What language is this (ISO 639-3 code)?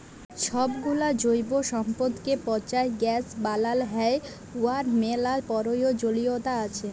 ben